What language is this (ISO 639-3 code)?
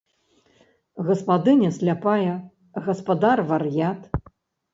bel